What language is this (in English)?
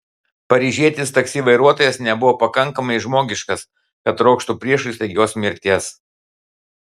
Lithuanian